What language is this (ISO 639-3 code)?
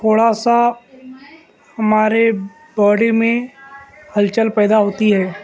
urd